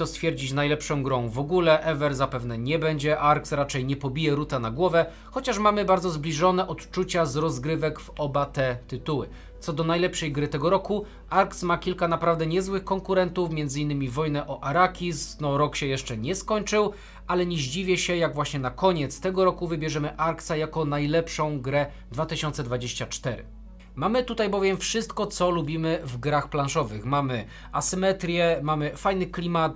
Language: Polish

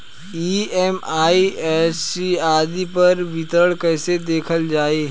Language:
Bhojpuri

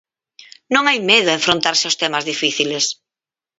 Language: Galician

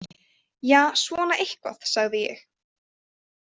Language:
Icelandic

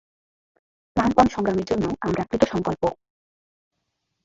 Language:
Bangla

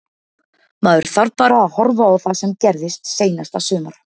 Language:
Icelandic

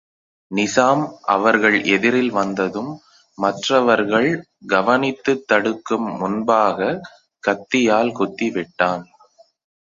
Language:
Tamil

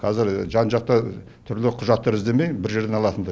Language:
Kazakh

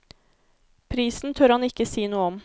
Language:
Norwegian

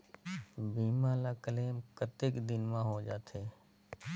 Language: Chhattisgarhi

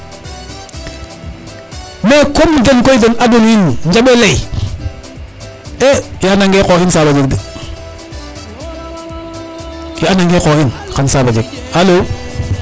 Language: Serer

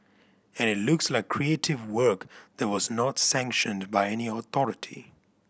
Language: English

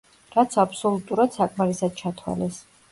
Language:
Georgian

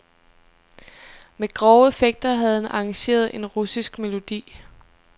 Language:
Danish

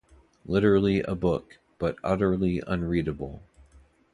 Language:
English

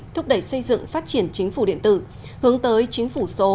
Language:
Vietnamese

